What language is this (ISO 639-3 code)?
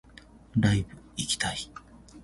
jpn